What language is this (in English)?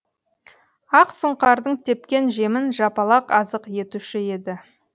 Kazakh